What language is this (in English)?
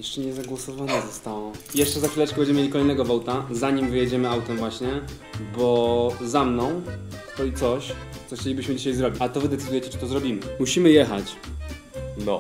Polish